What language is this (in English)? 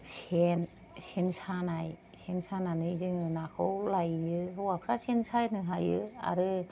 Bodo